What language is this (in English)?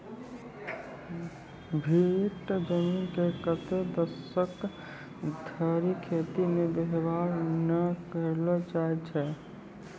Maithili